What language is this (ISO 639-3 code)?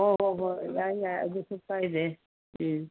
mni